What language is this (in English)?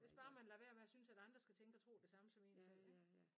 Danish